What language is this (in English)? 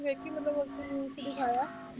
Punjabi